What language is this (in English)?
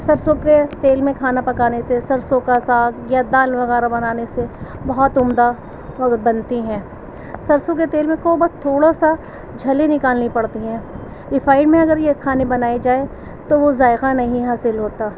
Urdu